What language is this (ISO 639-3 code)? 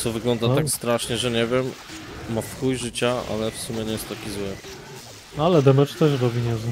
pol